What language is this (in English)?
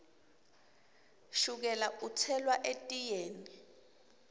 Swati